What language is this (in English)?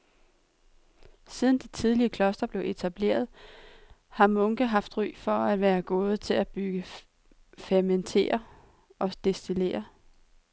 Danish